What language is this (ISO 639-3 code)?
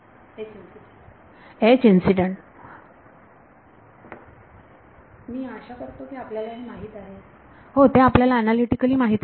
mar